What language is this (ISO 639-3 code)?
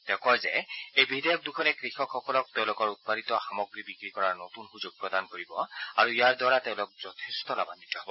asm